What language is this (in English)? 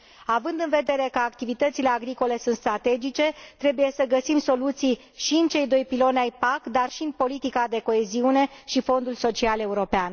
Romanian